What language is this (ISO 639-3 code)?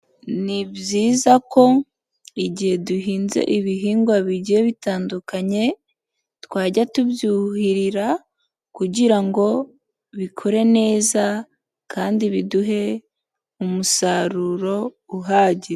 kin